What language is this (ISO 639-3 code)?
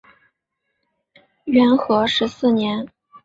zho